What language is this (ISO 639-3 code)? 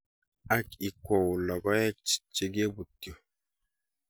kln